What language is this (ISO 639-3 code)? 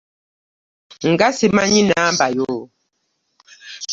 lug